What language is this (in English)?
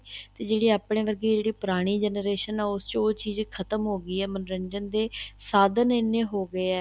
Punjabi